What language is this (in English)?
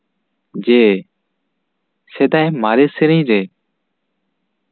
Santali